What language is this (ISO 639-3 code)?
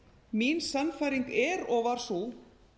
isl